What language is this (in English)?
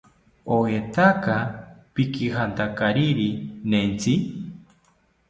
South Ucayali Ashéninka